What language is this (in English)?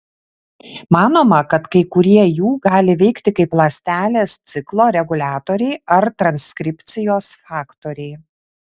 Lithuanian